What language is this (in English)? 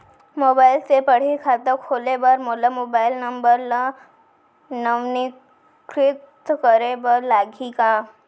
Chhattisgarhi